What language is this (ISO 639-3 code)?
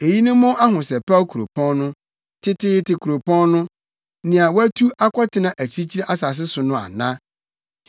aka